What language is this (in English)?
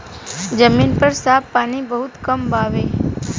Bhojpuri